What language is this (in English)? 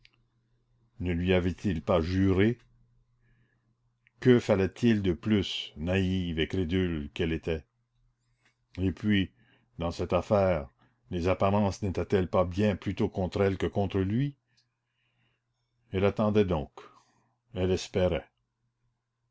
French